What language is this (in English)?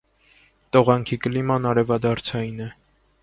Armenian